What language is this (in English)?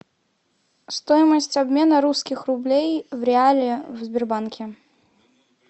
Russian